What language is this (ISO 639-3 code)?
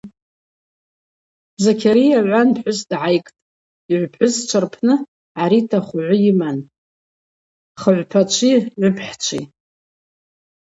abq